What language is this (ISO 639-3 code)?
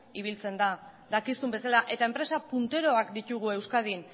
eus